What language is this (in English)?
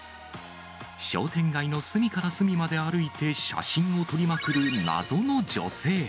Japanese